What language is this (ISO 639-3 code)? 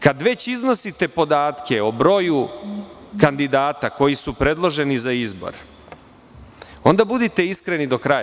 srp